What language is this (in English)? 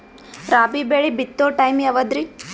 Kannada